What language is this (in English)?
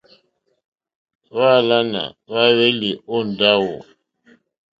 Mokpwe